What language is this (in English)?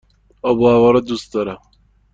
Persian